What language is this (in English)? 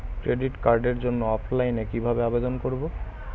Bangla